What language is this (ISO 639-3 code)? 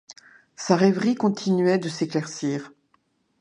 fra